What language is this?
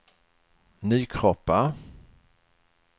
Swedish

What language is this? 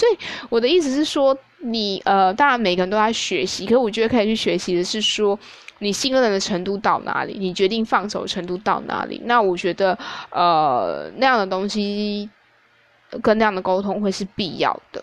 Chinese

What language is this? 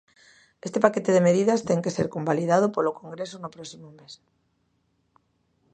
Galician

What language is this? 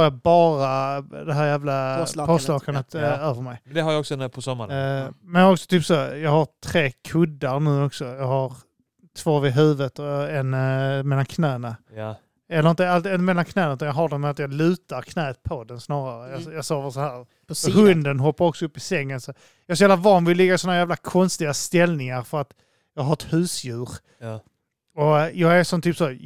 Swedish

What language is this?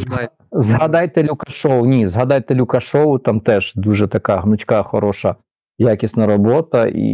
Ukrainian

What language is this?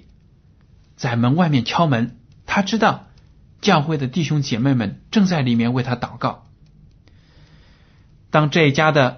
Chinese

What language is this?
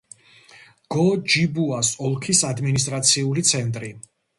Georgian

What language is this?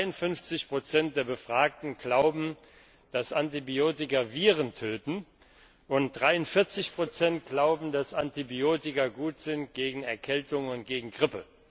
German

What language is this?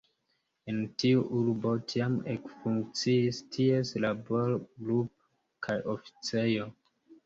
Esperanto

